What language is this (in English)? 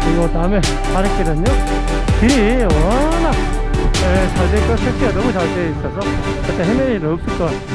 Korean